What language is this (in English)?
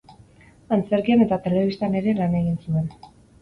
Basque